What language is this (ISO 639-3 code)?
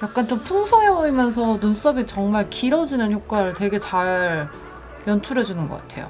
kor